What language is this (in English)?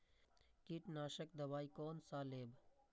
Maithili